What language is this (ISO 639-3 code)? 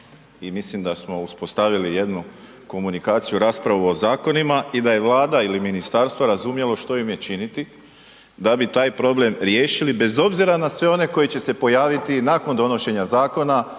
hrv